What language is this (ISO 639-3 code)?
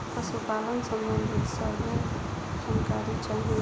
bho